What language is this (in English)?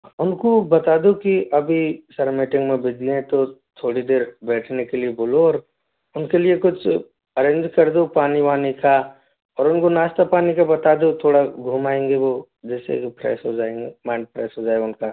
Hindi